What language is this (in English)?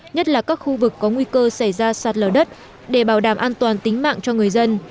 Vietnamese